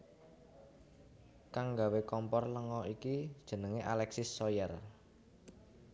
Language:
Javanese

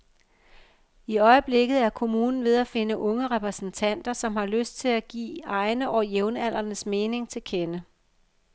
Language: Danish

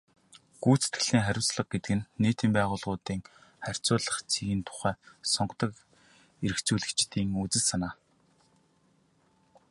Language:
Mongolian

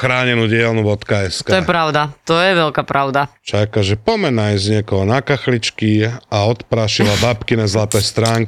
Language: Slovak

